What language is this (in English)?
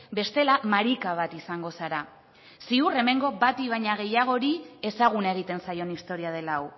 Basque